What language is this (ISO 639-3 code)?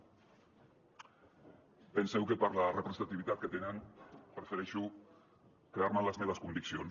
cat